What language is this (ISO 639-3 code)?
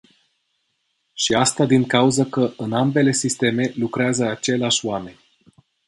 ron